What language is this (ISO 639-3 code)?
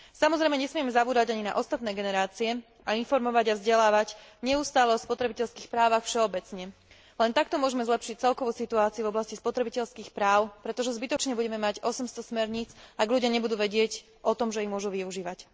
slk